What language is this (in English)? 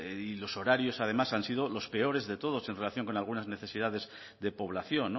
Spanish